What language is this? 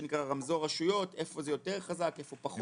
Hebrew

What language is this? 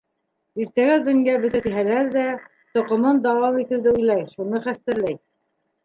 Bashkir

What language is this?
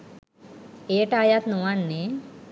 Sinhala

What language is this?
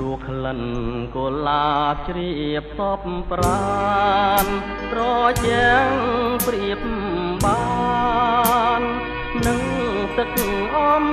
Thai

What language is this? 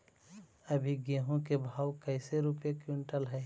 Magahi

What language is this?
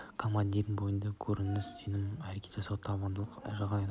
Kazakh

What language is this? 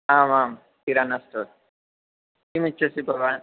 Sanskrit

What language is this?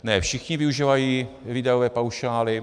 Czech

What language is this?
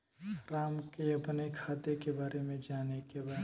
Bhojpuri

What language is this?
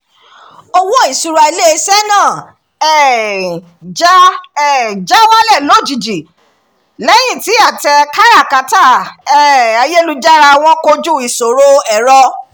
Yoruba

